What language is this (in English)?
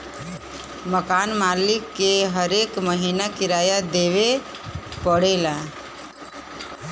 Bhojpuri